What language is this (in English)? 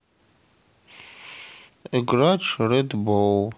Russian